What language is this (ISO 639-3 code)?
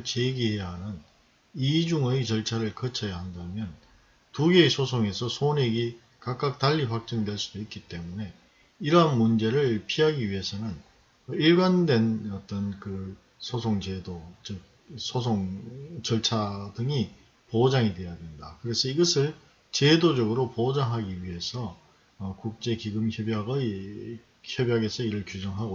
kor